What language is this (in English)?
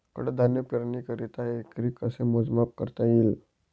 Marathi